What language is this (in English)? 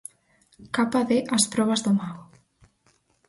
Galician